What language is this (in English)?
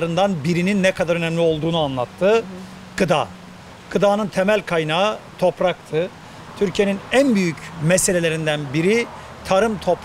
Turkish